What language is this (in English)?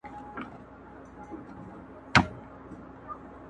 Pashto